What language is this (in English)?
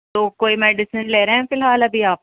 Urdu